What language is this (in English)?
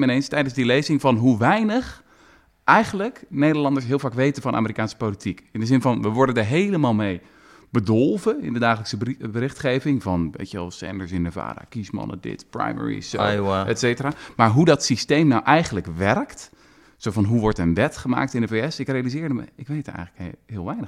Dutch